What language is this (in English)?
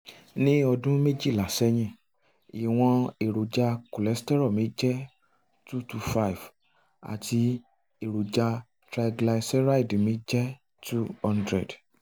Yoruba